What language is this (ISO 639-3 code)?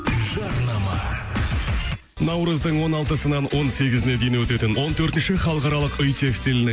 kaz